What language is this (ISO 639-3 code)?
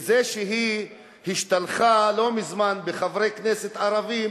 heb